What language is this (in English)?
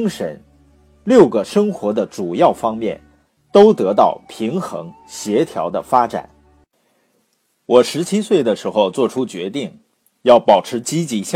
Chinese